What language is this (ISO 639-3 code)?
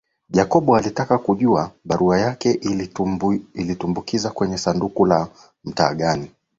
swa